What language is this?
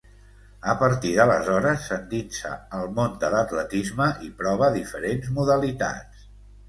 Catalan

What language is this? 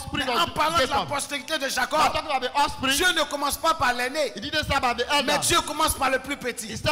French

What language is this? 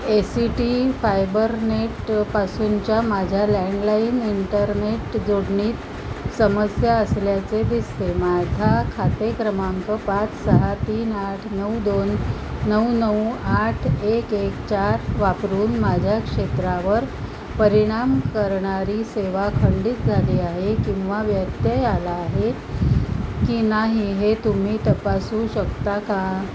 Marathi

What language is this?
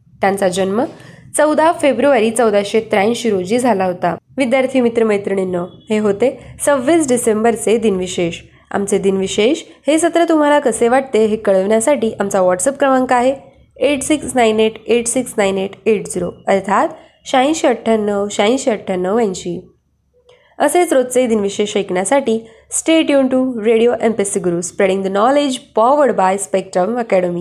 Marathi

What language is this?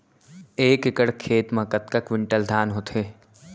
Chhattisgarhi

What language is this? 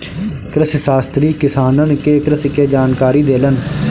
Bhojpuri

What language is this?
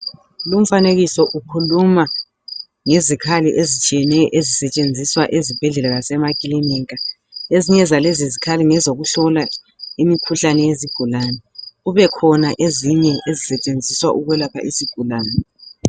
North Ndebele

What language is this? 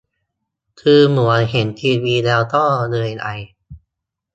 Thai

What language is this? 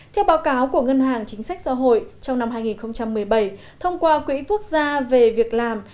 Vietnamese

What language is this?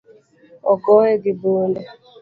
Luo (Kenya and Tanzania)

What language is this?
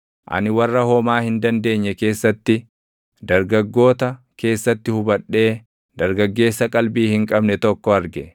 Oromo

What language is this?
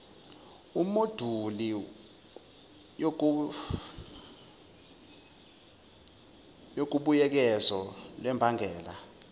Zulu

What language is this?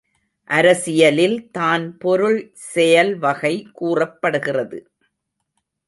Tamil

